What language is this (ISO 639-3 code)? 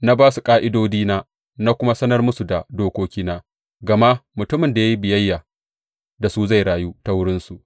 hau